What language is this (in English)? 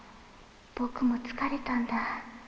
Japanese